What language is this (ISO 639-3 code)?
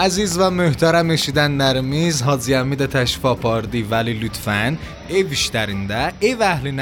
fas